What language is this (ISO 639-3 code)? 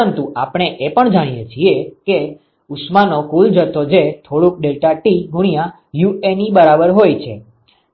guj